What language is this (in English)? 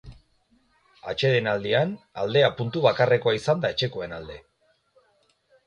Basque